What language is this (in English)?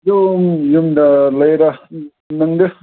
Manipuri